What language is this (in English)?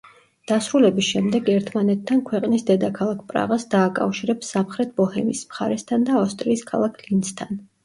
Georgian